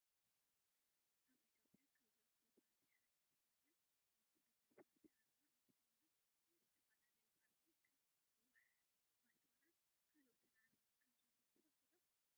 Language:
Tigrinya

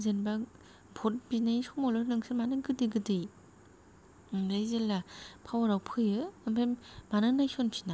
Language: Bodo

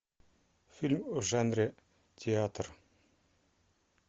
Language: Russian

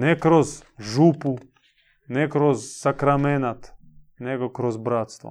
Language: Croatian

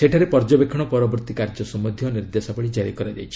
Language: Odia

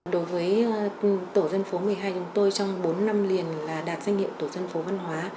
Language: Vietnamese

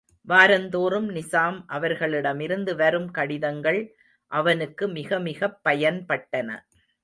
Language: Tamil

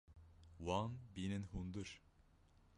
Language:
Kurdish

